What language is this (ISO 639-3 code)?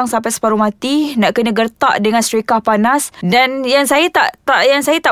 msa